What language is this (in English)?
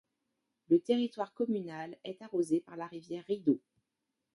French